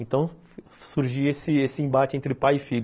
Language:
Portuguese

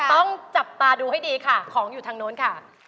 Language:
Thai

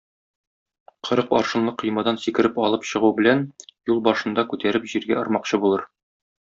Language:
Tatar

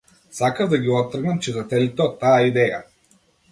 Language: Macedonian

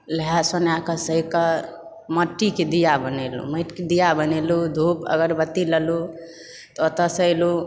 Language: Maithili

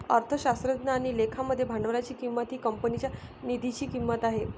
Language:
Marathi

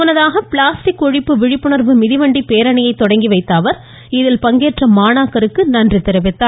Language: Tamil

